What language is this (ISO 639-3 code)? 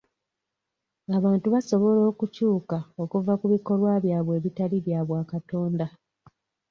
lug